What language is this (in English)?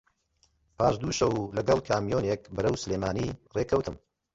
Central Kurdish